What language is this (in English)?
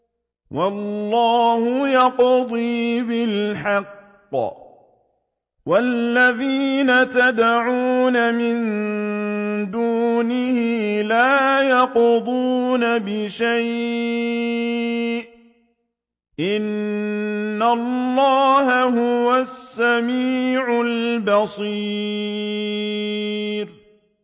Arabic